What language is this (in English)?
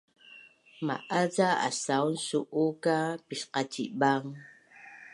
Bunun